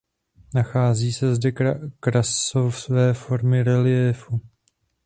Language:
Czech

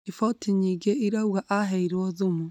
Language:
Kikuyu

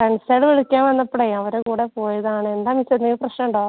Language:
Malayalam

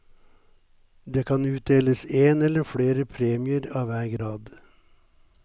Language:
Norwegian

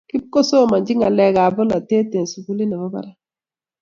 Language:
Kalenjin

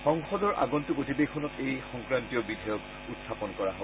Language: Assamese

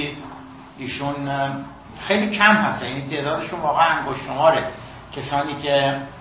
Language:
Persian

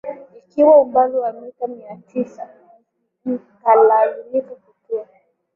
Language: Swahili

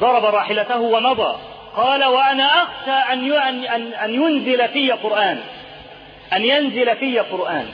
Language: Arabic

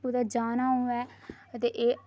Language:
Dogri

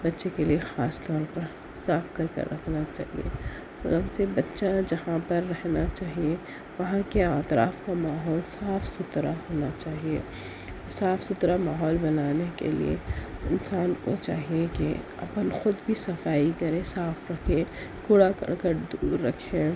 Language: Urdu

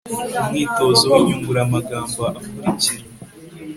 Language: Kinyarwanda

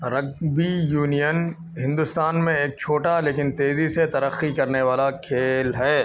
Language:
Urdu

